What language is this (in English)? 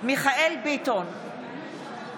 Hebrew